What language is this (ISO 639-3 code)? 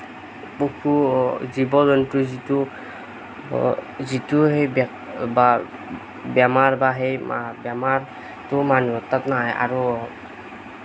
asm